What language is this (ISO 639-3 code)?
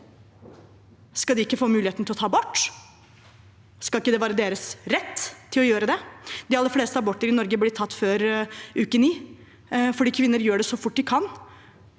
nor